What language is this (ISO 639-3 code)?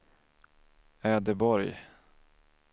swe